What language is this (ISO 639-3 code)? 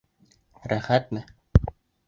bak